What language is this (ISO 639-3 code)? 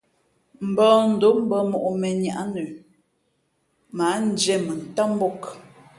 fmp